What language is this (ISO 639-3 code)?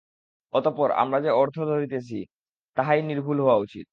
ben